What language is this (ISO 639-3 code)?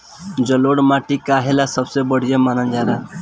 bho